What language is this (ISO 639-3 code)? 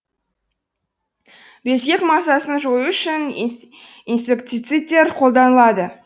kaz